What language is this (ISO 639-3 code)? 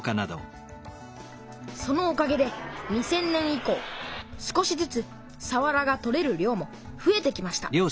jpn